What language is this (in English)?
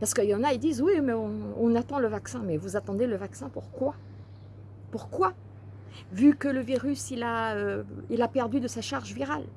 French